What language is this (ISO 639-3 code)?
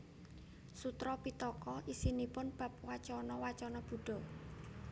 jav